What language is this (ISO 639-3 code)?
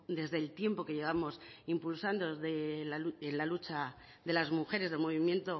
spa